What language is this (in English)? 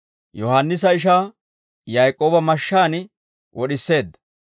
Dawro